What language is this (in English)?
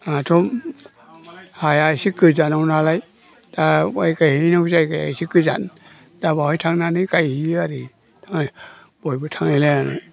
Bodo